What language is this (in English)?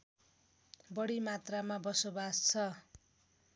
Nepali